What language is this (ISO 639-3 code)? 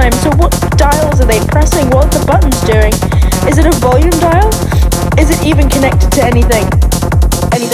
eng